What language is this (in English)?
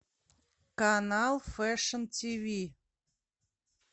Russian